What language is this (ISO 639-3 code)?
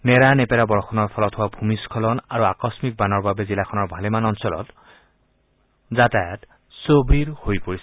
asm